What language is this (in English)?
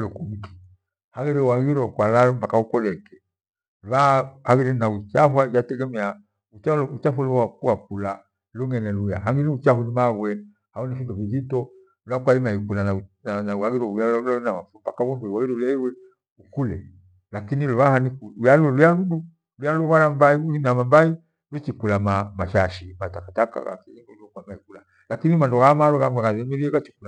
Gweno